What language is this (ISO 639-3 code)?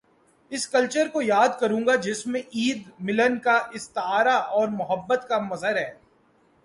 urd